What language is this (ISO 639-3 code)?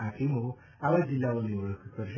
guj